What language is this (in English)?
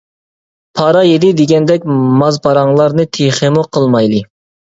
Uyghur